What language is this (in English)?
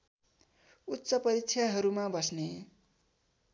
Nepali